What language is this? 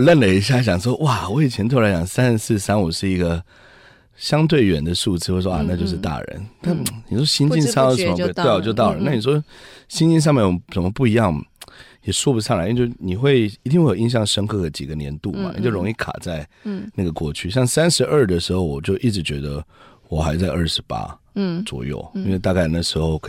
Chinese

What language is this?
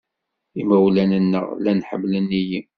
Kabyle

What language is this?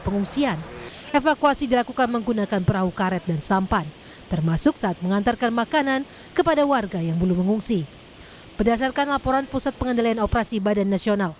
Indonesian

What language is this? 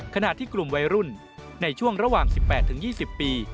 Thai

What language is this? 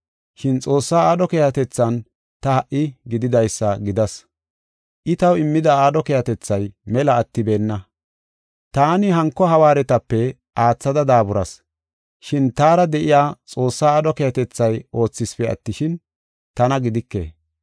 Gofa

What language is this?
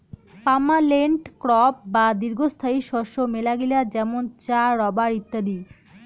Bangla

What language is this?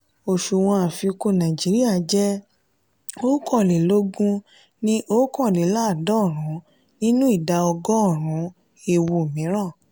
Yoruba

